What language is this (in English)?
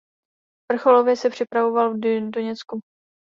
Czech